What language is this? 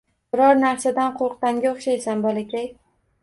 Uzbek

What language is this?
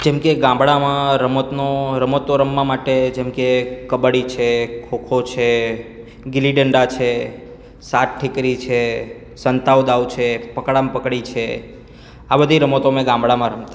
Gujarati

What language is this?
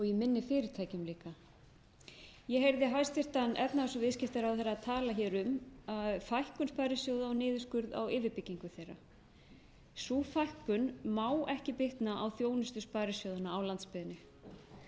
Icelandic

